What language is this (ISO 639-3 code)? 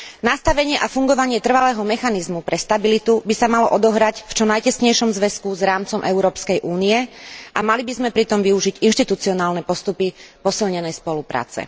slk